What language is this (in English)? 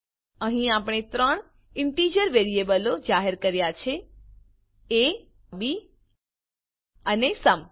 Gujarati